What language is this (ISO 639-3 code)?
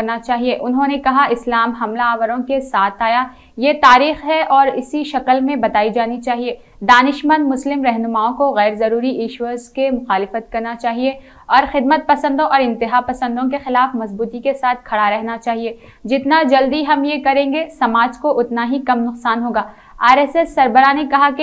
hin